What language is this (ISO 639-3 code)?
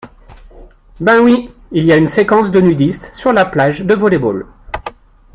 fra